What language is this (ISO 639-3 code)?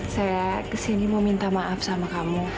ind